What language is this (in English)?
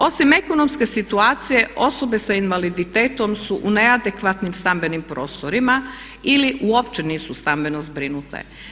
Croatian